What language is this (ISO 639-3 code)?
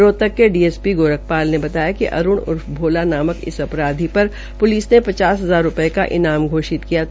hin